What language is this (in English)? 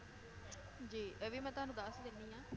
Punjabi